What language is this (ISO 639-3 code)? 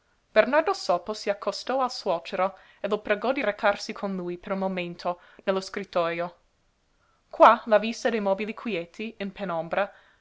ita